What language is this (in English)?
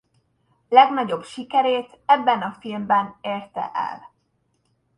Hungarian